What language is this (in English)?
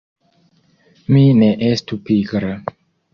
Esperanto